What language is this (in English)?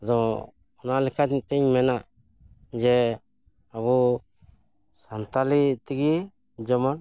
Santali